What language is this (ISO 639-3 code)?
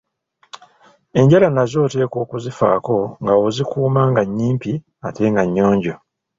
lug